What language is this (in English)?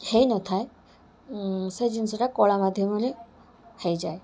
Odia